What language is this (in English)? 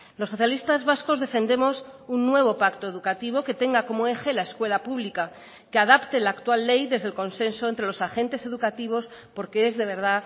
Spanish